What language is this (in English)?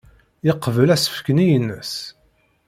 Kabyle